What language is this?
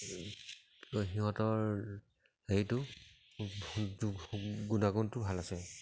Assamese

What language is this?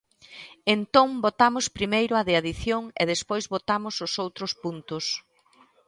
Galician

